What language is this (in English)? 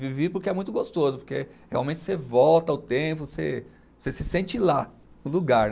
Portuguese